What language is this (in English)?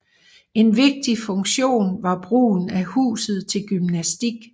Danish